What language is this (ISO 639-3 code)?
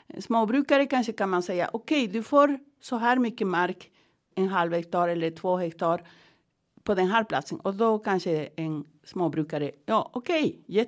swe